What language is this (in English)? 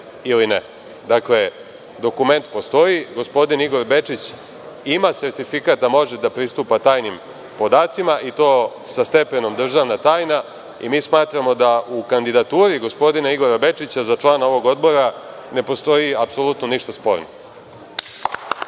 Serbian